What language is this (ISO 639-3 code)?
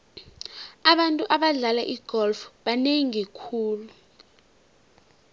nbl